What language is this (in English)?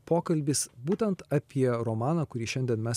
Lithuanian